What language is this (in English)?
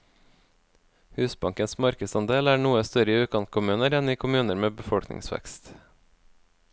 Norwegian